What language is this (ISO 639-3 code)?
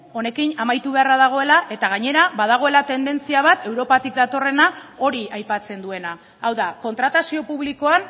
eus